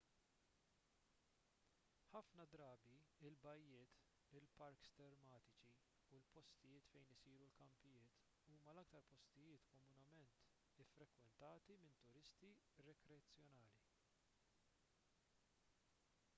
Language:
Maltese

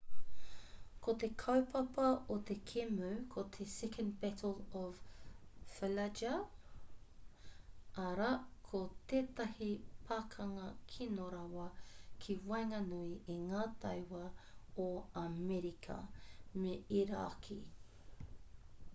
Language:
Māori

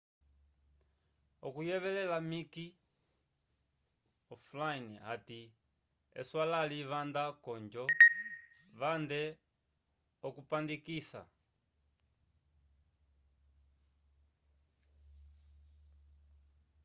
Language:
Umbundu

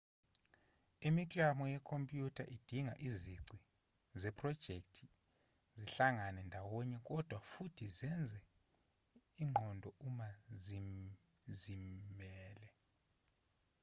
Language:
Zulu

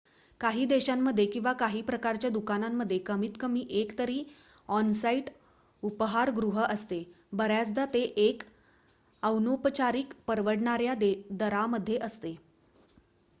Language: Marathi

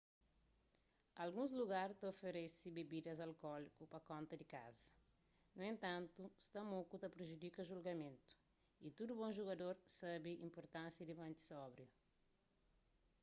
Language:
Kabuverdianu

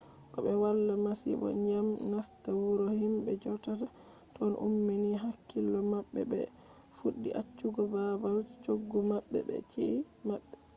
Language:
Fula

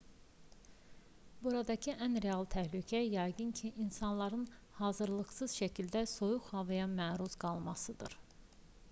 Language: Azerbaijani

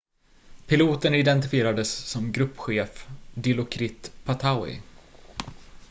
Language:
Swedish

